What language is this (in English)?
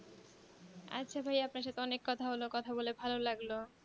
Bangla